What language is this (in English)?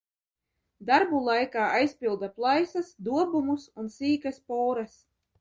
Latvian